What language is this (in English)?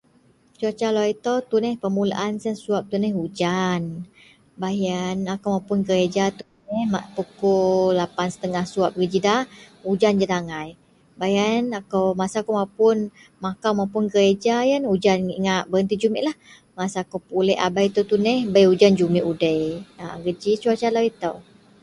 Central Melanau